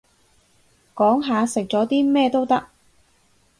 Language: Cantonese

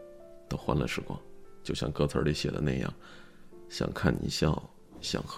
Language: Chinese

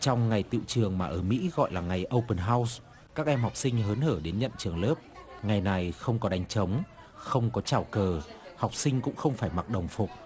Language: Vietnamese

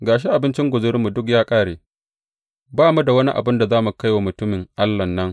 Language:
Hausa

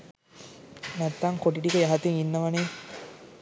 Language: Sinhala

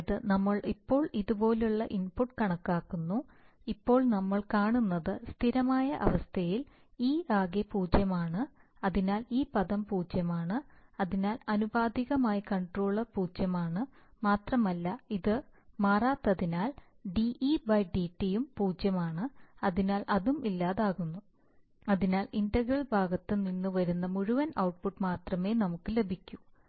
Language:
Malayalam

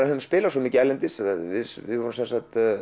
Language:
Icelandic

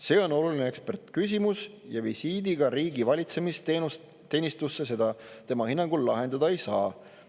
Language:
Estonian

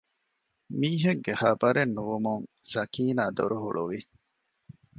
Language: Divehi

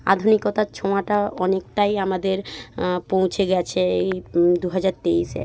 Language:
Bangla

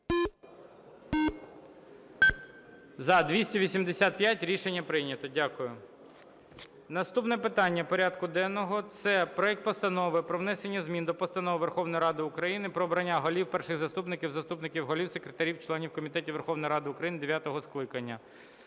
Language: Ukrainian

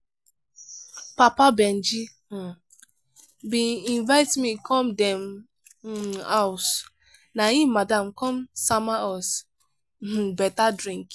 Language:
Nigerian Pidgin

